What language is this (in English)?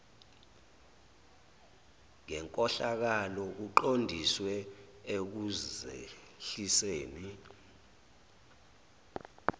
Zulu